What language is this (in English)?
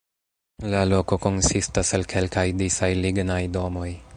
Esperanto